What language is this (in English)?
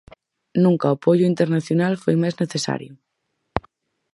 Galician